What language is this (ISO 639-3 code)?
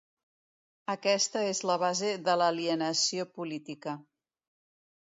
cat